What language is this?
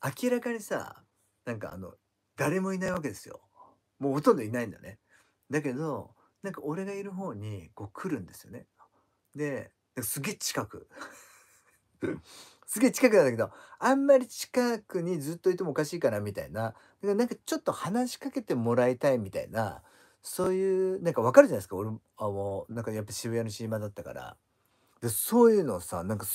Japanese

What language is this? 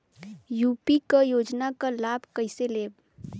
Bhojpuri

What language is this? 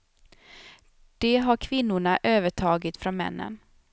Swedish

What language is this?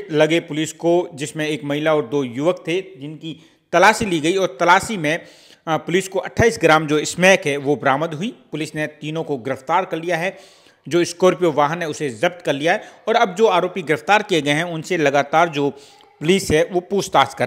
Hindi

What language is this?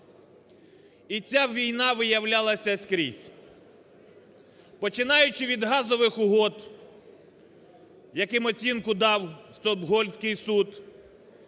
Ukrainian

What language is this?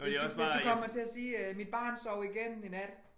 Danish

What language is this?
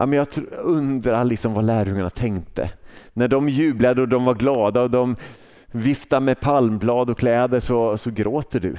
Swedish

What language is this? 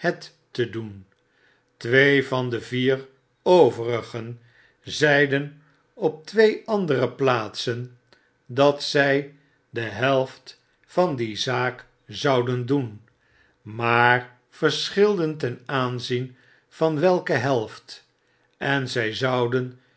Dutch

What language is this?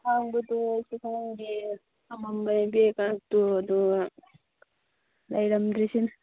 Manipuri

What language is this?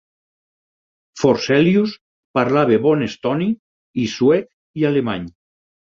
Catalan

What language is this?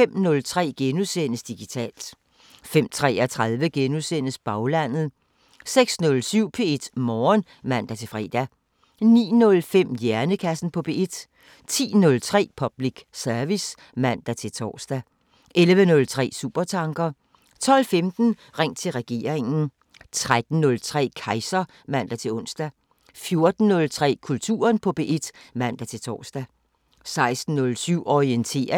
Danish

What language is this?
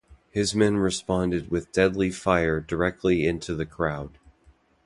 English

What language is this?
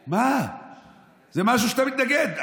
Hebrew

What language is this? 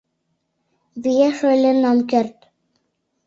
Mari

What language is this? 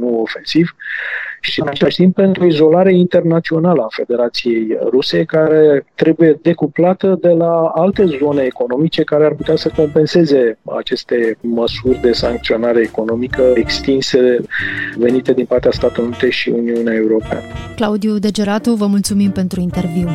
Romanian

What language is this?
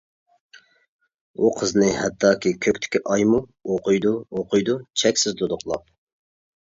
Uyghur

